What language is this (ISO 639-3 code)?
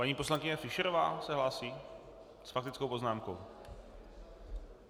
ces